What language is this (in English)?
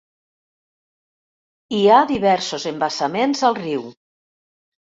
Catalan